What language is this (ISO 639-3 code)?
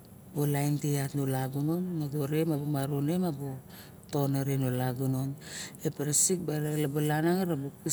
bjk